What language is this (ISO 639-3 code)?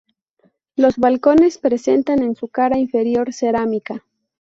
spa